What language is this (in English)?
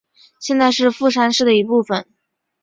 Chinese